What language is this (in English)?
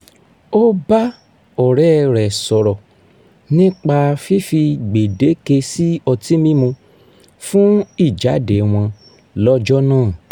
Yoruba